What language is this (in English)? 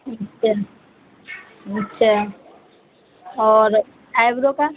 Urdu